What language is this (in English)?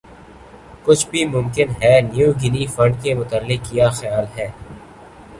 Urdu